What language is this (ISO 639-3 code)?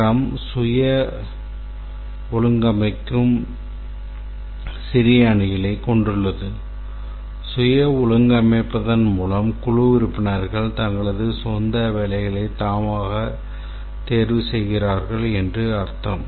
tam